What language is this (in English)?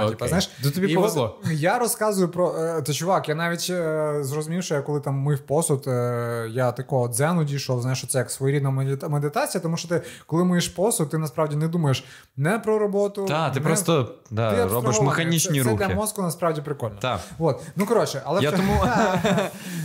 Ukrainian